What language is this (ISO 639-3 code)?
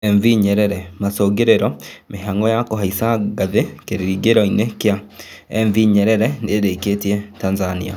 kik